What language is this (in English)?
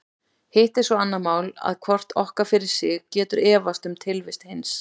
Icelandic